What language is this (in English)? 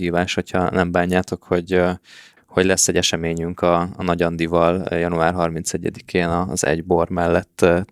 Hungarian